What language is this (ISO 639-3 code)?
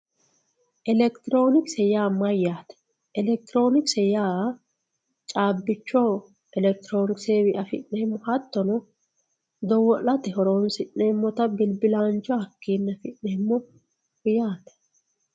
sid